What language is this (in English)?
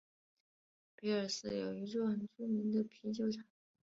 Chinese